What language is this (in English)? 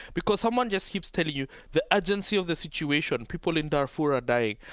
English